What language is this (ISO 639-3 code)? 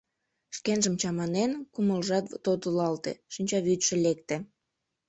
chm